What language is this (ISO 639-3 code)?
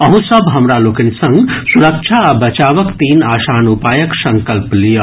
mai